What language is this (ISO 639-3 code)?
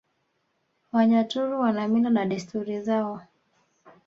swa